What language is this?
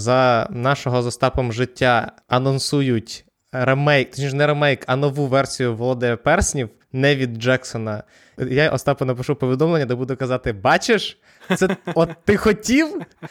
Ukrainian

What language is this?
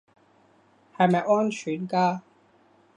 Cantonese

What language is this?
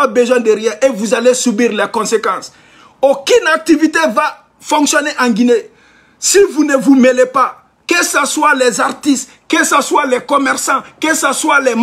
French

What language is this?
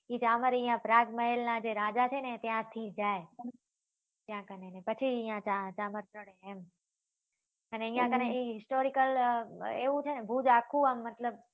Gujarati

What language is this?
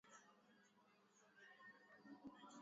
Swahili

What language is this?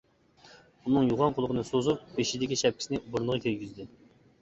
Uyghur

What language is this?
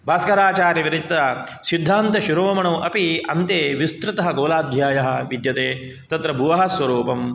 Sanskrit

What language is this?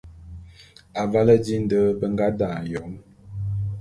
Bulu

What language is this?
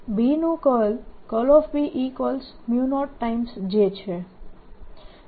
Gujarati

